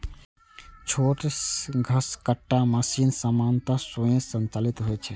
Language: Maithili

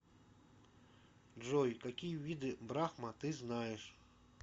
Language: Russian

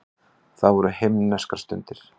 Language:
Icelandic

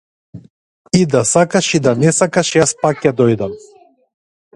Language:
Macedonian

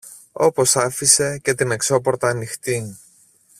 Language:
Greek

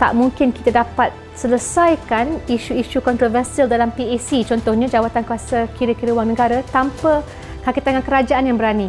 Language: Malay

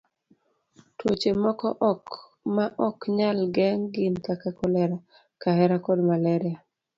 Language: Luo (Kenya and Tanzania)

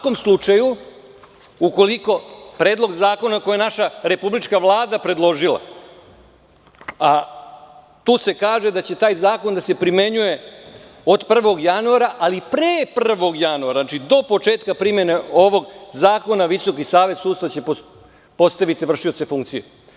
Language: Serbian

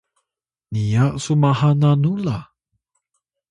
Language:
Atayal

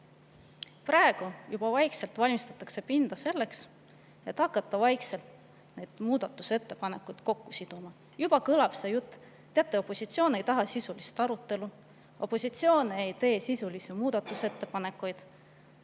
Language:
Estonian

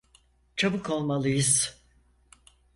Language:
Turkish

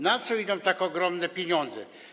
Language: Polish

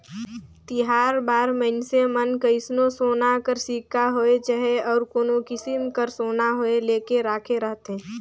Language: Chhattisgarhi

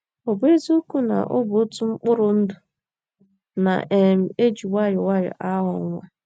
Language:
Igbo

